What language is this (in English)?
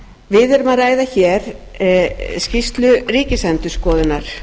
Icelandic